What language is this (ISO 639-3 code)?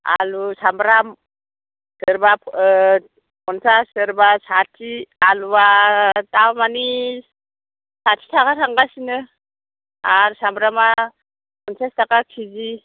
brx